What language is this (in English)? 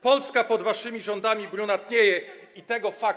Polish